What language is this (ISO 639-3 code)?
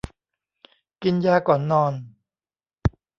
tha